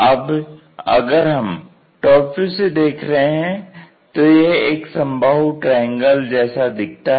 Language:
Hindi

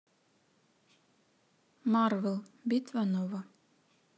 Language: Russian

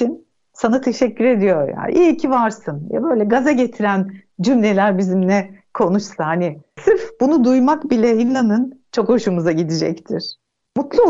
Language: Turkish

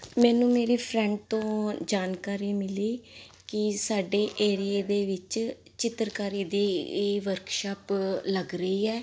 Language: Punjabi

